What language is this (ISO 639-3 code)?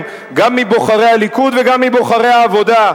heb